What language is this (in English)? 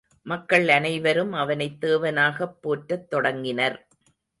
Tamil